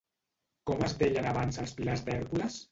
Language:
Catalan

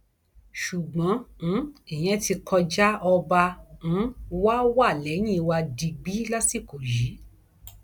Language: Yoruba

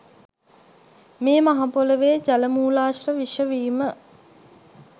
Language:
Sinhala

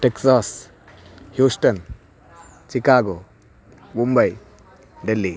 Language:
Sanskrit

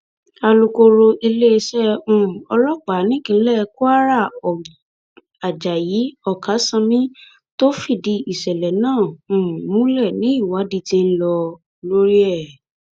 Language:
Yoruba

